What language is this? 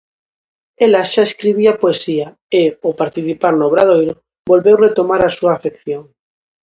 Galician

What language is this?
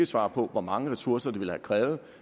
Danish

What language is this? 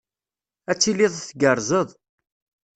Kabyle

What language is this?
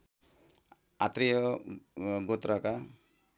Nepali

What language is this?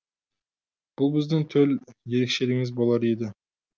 Kazakh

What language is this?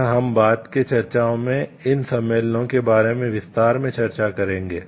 Hindi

